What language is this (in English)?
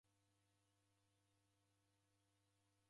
Taita